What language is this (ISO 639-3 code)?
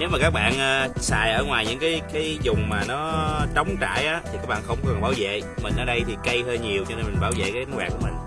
vie